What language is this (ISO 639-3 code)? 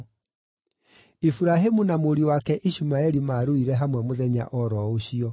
kik